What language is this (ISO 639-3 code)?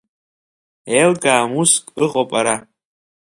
abk